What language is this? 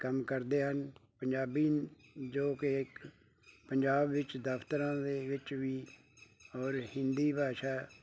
Punjabi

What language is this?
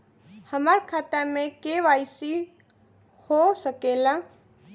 Bhojpuri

